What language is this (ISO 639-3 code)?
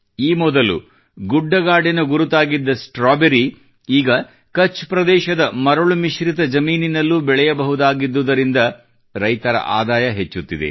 kan